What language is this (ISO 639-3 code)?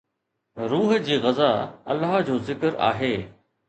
snd